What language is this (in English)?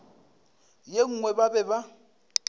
Northern Sotho